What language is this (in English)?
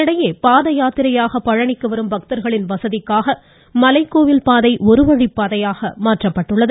Tamil